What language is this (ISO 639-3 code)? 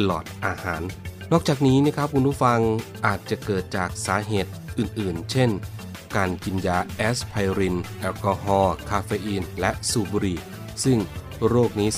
tha